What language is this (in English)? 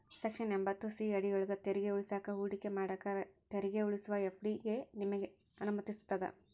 Kannada